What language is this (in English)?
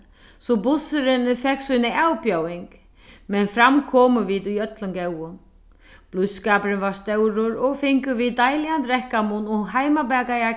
Faroese